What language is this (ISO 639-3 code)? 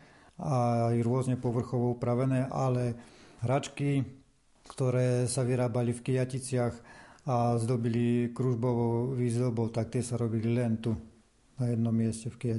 slk